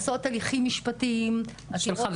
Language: Hebrew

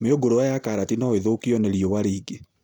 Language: Kikuyu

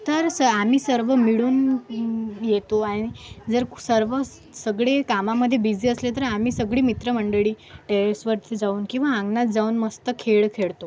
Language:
Marathi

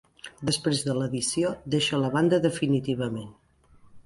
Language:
Catalan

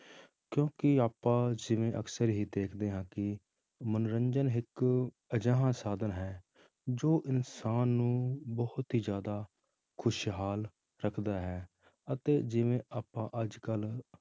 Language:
Punjabi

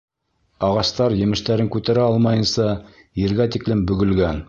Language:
Bashkir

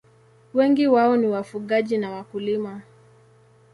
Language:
Swahili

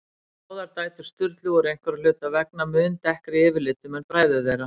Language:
Icelandic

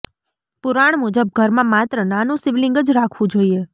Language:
Gujarati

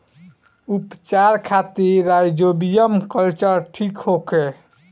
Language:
Bhojpuri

